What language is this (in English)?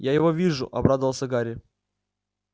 Russian